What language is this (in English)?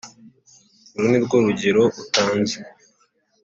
Kinyarwanda